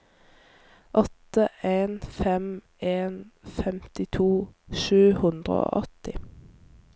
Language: Norwegian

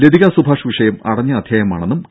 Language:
Malayalam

